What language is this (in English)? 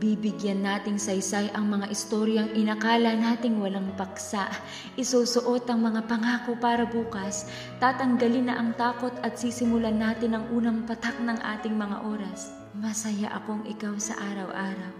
Filipino